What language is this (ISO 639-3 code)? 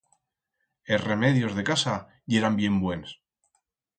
arg